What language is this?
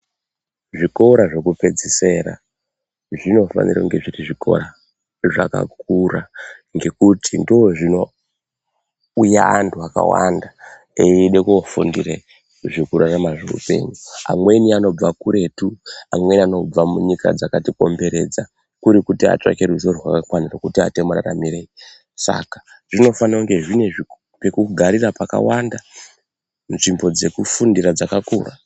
Ndau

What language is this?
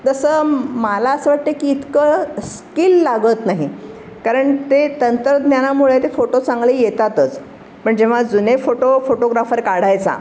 Marathi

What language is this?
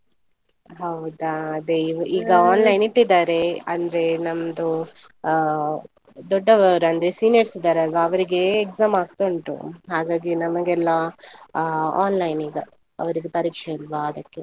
Kannada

